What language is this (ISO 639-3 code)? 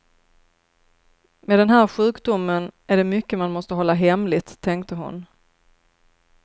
swe